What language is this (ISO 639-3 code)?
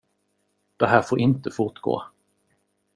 swe